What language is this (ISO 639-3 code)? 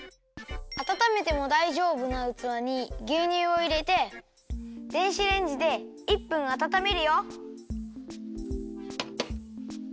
jpn